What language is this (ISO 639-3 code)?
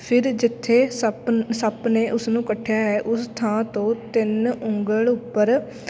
pan